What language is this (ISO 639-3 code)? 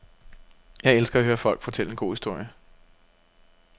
dan